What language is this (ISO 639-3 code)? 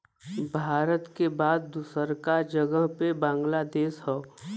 bho